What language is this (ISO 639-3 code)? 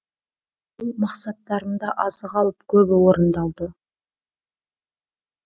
kaz